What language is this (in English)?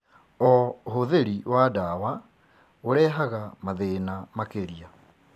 Kikuyu